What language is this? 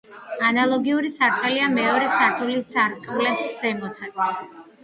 Georgian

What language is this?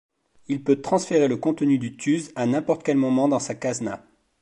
French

